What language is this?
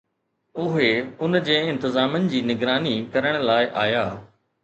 Sindhi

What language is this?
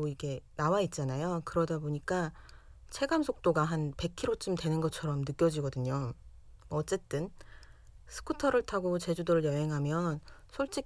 Korean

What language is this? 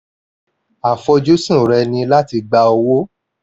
Yoruba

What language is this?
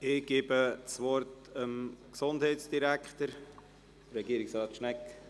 Swiss German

